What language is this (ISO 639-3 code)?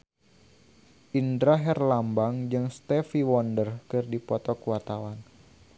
sun